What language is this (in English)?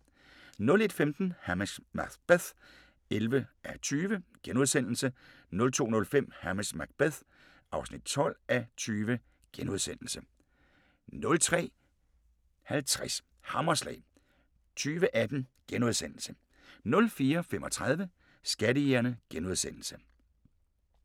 Danish